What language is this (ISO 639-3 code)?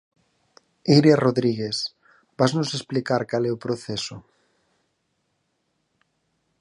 glg